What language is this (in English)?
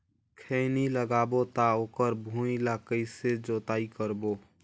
Chhattisgarhi